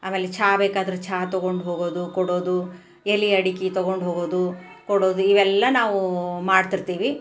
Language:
Kannada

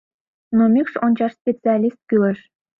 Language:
Mari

